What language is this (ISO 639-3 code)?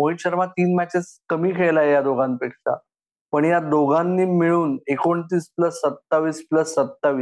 mar